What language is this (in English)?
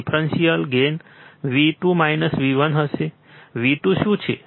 Gujarati